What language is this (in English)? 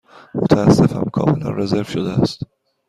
Persian